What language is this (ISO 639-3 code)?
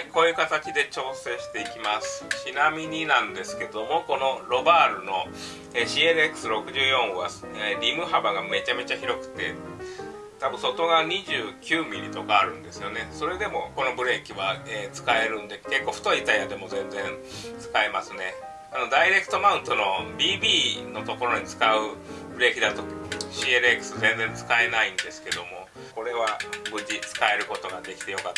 jpn